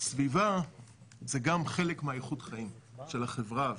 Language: Hebrew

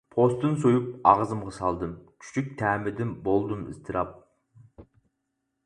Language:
Uyghur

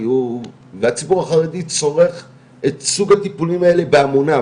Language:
Hebrew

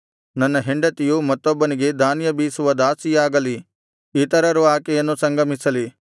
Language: Kannada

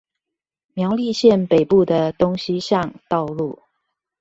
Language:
Chinese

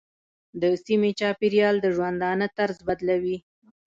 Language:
Pashto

